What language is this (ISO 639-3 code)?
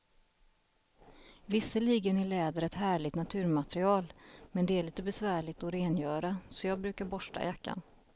swe